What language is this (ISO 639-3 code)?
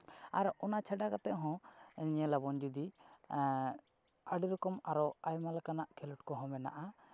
sat